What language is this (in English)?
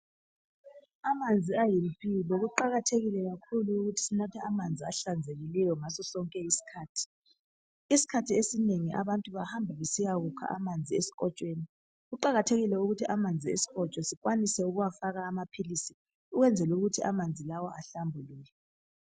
North Ndebele